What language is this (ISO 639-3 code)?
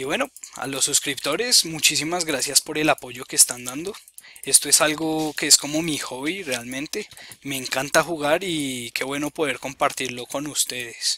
spa